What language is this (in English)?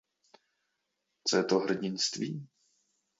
Czech